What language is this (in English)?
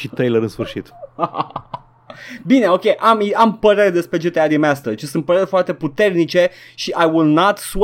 Romanian